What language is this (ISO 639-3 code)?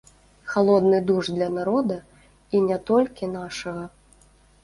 bel